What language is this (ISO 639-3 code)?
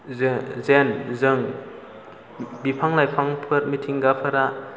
brx